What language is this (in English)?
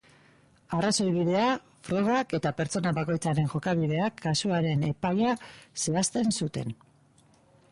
Basque